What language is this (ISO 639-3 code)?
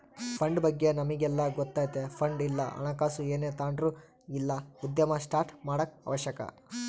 kan